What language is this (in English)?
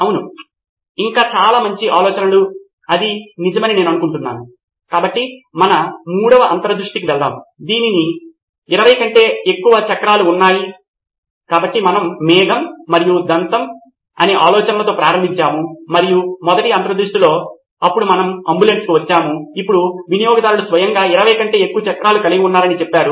Telugu